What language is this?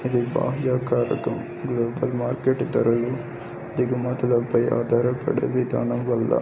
Telugu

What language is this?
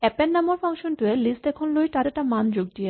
Assamese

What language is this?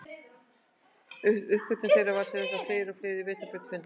Icelandic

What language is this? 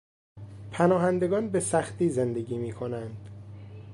Persian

